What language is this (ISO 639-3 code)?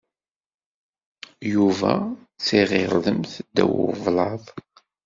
kab